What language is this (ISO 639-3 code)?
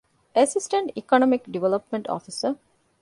div